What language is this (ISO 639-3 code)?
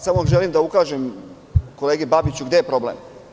srp